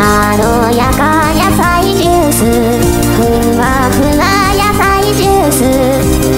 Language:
Japanese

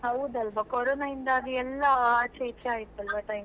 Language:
Kannada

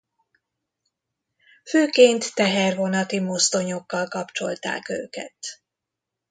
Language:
Hungarian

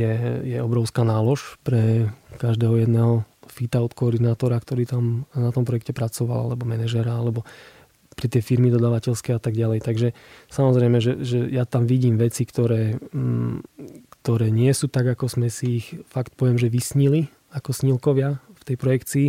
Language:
Slovak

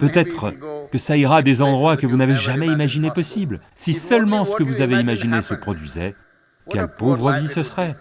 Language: French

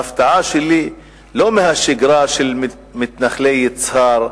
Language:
Hebrew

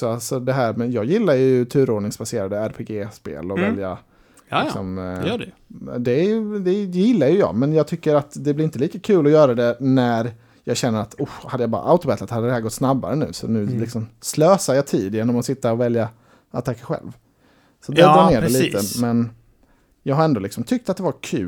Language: Swedish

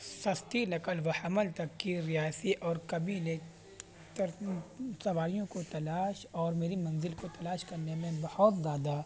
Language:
Urdu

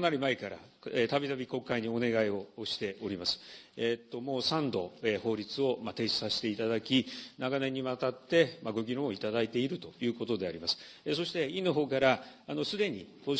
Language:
Japanese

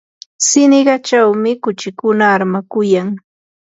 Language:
Yanahuanca Pasco Quechua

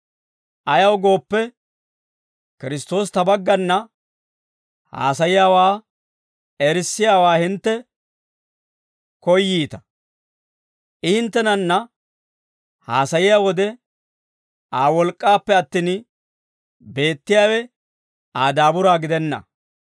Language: Dawro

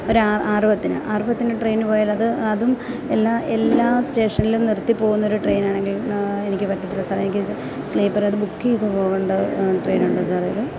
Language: Malayalam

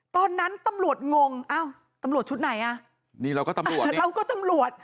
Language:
Thai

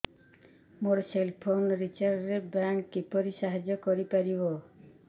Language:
Odia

